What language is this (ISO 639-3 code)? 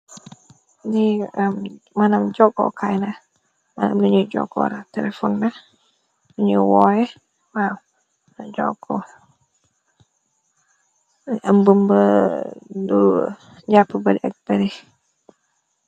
wol